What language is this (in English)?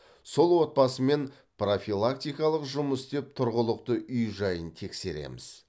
Kazakh